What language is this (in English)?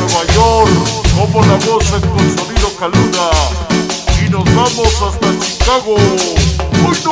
Spanish